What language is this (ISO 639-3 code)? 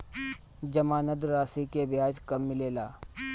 bho